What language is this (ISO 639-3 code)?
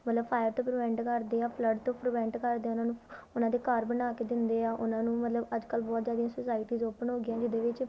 pan